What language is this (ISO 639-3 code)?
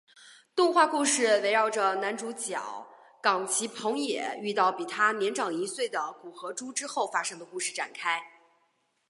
zho